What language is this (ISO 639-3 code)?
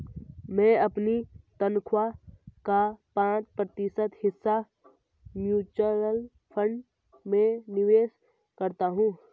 hin